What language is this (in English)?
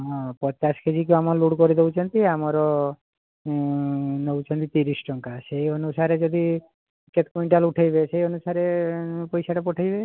Odia